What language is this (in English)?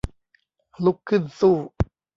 Thai